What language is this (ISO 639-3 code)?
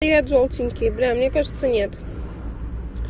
rus